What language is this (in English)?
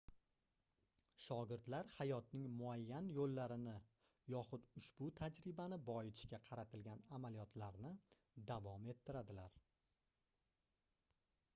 Uzbek